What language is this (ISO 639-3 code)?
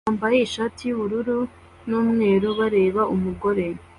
kin